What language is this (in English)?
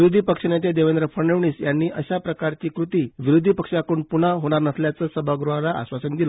Marathi